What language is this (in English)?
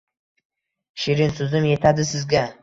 Uzbek